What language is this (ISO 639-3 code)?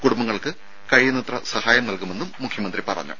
mal